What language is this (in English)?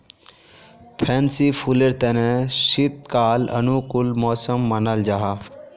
Magahi